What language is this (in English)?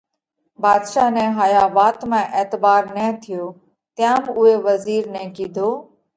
Parkari Koli